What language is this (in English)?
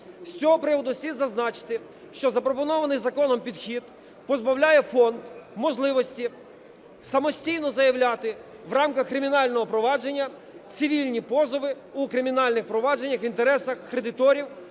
Ukrainian